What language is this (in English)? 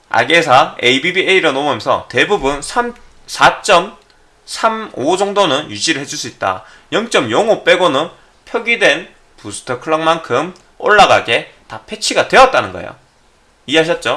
Korean